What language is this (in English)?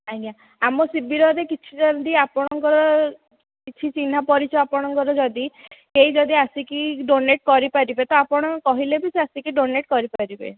Odia